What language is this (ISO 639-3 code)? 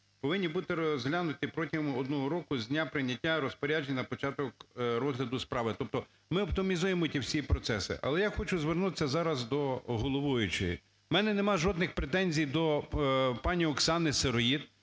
ukr